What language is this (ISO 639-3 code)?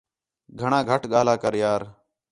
xhe